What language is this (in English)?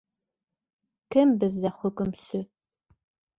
Bashkir